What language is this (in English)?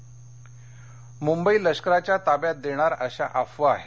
Marathi